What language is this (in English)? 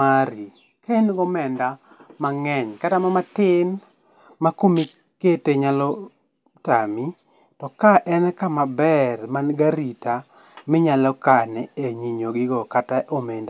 Luo (Kenya and Tanzania)